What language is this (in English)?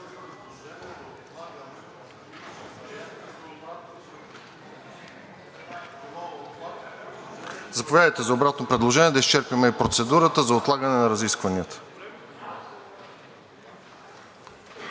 Bulgarian